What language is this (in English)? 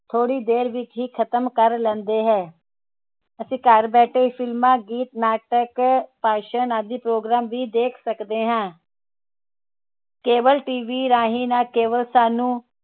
Punjabi